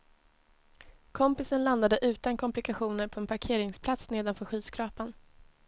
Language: Swedish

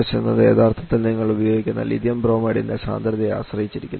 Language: Malayalam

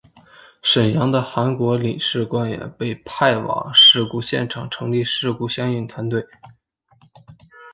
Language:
Chinese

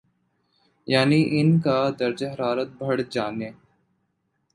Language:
Urdu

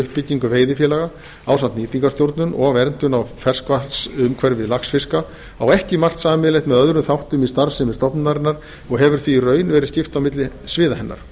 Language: Icelandic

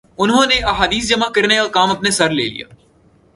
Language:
Urdu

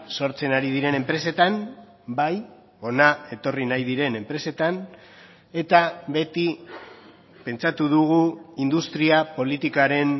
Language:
Basque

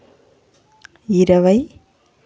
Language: Telugu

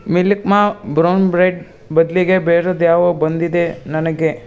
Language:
Kannada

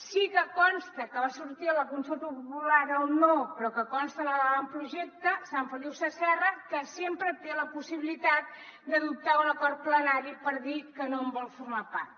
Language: Catalan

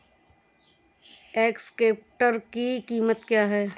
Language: Hindi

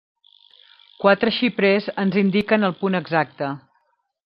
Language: Catalan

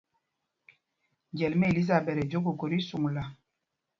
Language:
Mpumpong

